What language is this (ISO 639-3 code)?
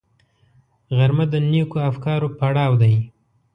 pus